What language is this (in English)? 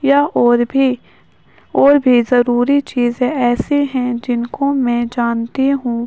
Urdu